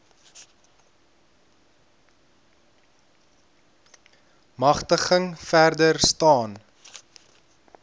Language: Afrikaans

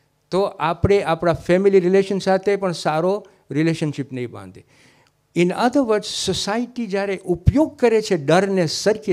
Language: Gujarati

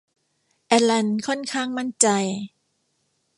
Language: Thai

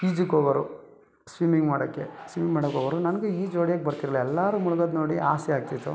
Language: Kannada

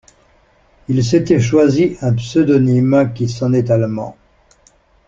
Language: French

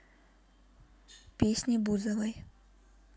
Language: Russian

